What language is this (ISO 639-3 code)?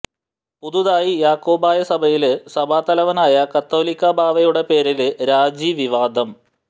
mal